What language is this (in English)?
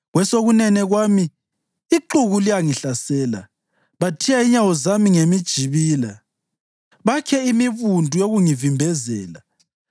North Ndebele